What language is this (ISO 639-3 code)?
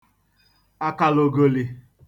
ibo